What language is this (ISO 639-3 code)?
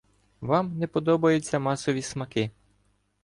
ukr